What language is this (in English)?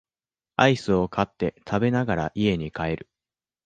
Japanese